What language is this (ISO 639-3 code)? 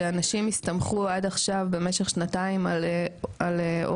heb